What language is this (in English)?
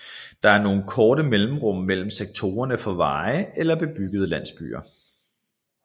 Danish